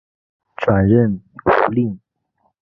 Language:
Chinese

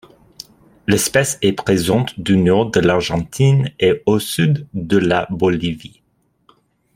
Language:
French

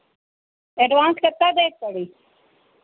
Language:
Hindi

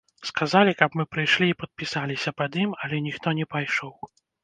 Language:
Belarusian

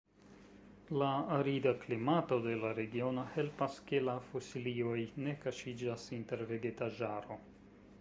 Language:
Esperanto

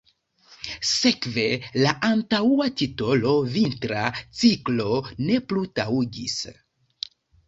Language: Esperanto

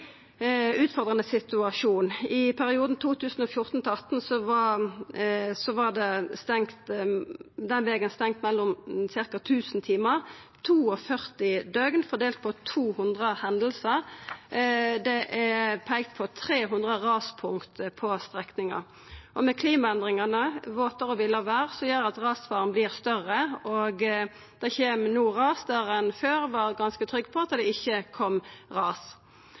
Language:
Norwegian Nynorsk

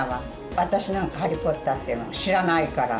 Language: Japanese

